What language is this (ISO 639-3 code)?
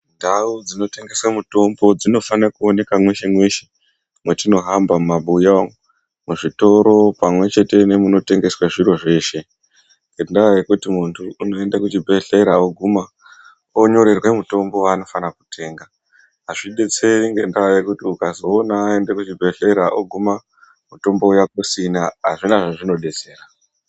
ndc